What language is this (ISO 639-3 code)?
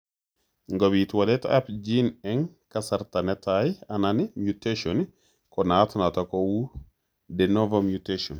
kln